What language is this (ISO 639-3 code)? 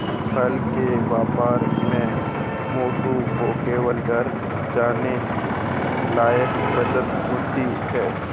hin